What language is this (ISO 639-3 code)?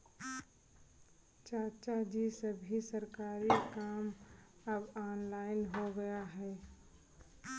hin